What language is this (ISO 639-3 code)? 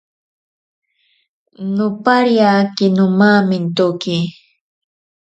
prq